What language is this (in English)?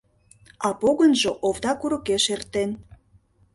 Mari